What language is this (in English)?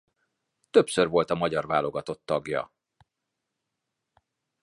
Hungarian